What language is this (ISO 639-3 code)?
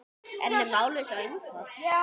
isl